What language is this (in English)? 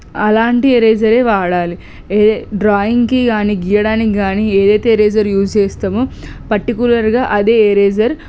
Telugu